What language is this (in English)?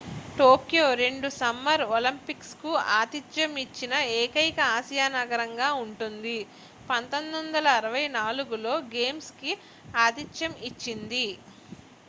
Telugu